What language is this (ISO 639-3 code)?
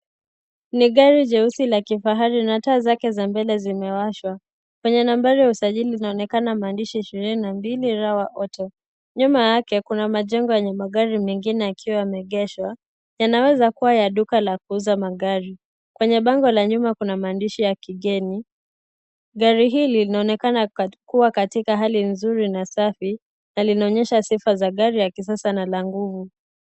swa